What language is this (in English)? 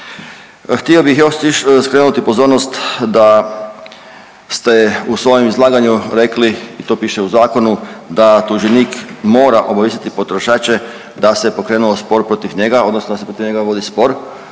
Croatian